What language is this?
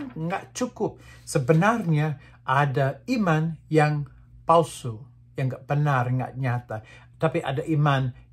Indonesian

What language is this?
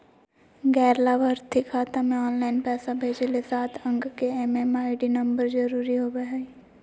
Magahi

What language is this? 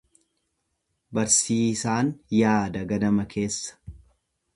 Oromo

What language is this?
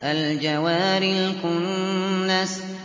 Arabic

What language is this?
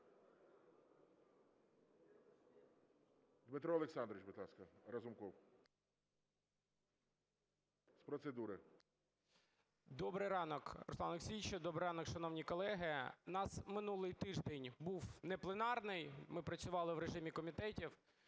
Ukrainian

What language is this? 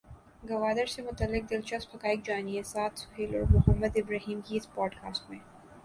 Urdu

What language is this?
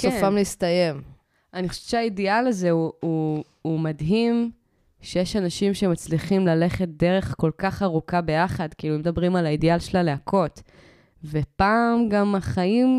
Hebrew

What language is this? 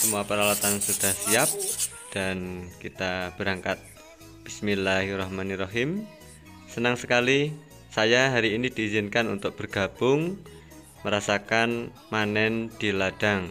Indonesian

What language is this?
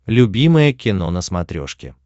Russian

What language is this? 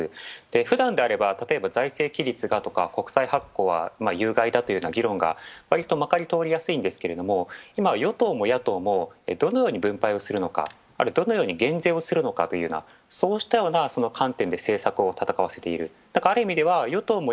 Japanese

